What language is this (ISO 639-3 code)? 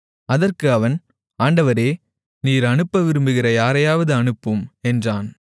tam